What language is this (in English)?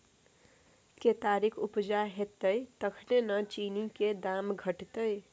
Maithili